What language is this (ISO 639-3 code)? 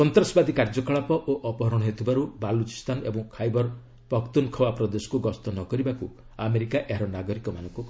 ori